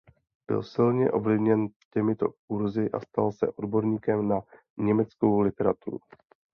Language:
Czech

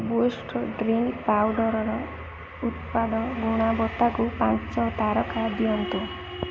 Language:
Odia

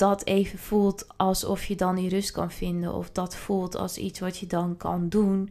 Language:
Dutch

